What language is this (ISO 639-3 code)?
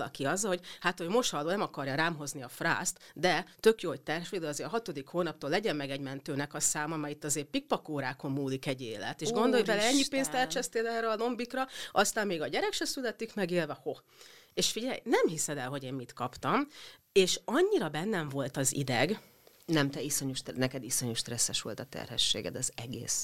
hun